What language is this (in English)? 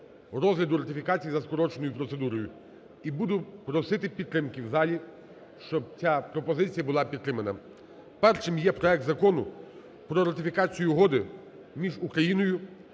Ukrainian